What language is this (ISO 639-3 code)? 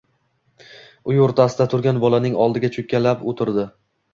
uzb